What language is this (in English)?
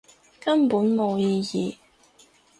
Cantonese